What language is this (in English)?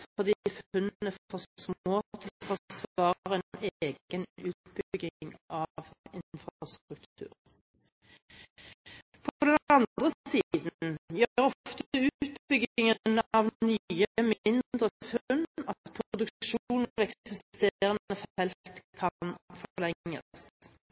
Norwegian Bokmål